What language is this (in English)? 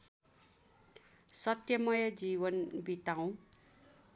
Nepali